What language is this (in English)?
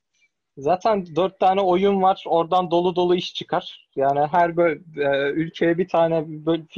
Turkish